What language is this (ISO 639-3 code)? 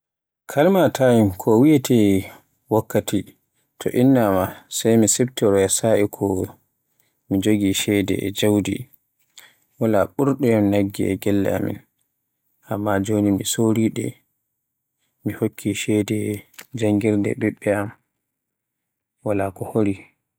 fue